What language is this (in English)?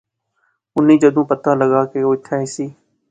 Pahari-Potwari